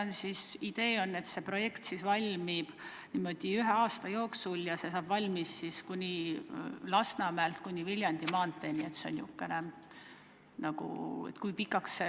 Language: Estonian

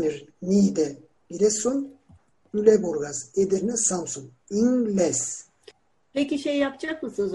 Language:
Turkish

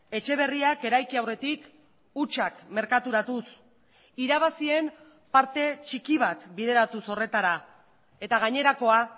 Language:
Basque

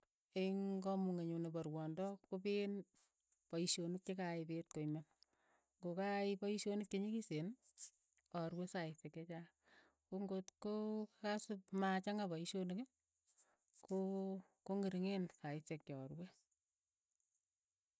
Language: Keiyo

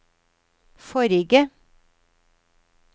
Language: Norwegian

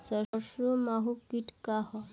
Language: Bhojpuri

